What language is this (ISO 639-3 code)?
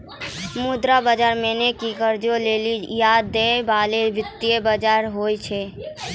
mai